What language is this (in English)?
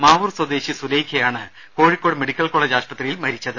Malayalam